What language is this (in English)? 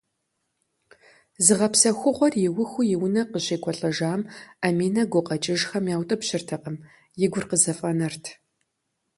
Kabardian